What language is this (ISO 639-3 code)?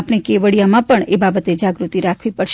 guj